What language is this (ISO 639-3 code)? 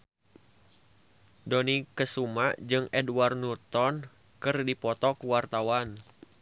sun